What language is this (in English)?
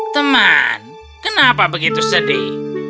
Indonesian